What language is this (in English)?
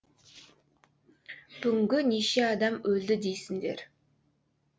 Kazakh